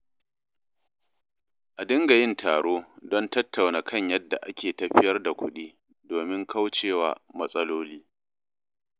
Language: Hausa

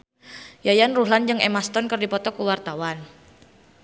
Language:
Sundanese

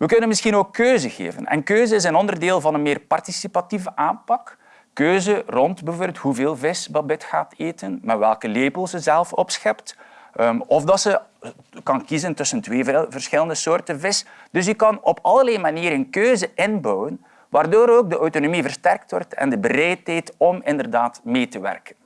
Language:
Dutch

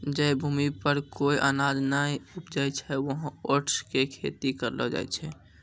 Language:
Maithili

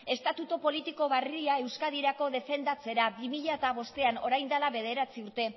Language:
Basque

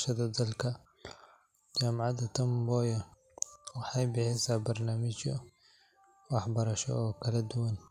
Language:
Somali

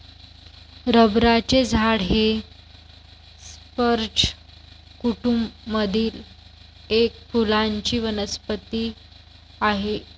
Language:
Marathi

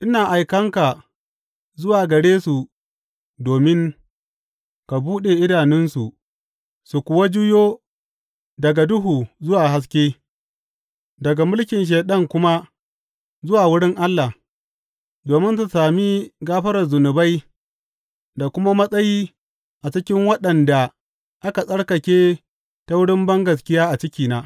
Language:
Hausa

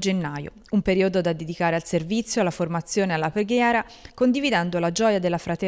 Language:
Italian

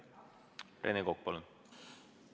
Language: Estonian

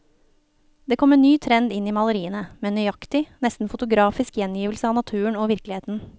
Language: Norwegian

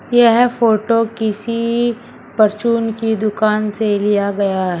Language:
Hindi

